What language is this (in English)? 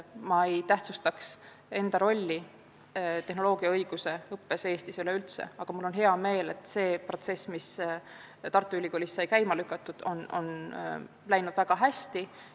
Estonian